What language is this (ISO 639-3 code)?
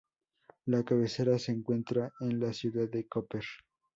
spa